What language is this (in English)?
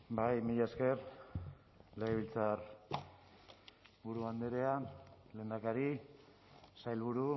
Basque